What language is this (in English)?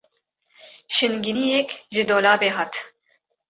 Kurdish